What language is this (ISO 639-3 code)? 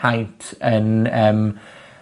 cym